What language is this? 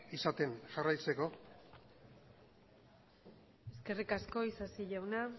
Basque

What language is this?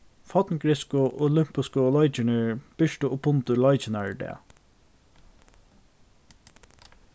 Faroese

